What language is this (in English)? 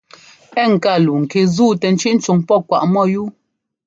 Ngomba